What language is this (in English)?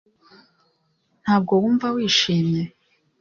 Kinyarwanda